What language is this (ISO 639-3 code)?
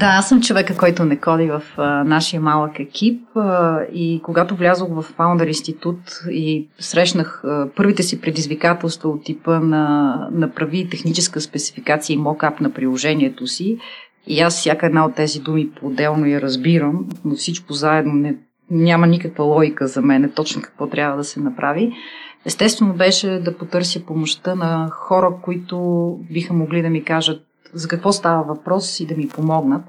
bul